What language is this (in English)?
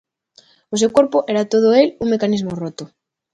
Galician